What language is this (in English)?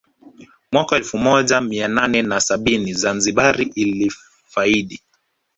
Swahili